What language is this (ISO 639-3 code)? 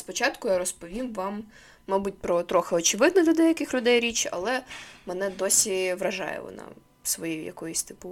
ukr